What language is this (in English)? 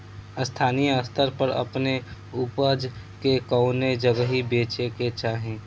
Bhojpuri